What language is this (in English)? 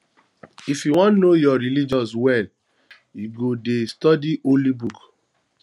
Nigerian Pidgin